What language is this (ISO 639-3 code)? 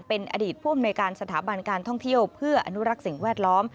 tha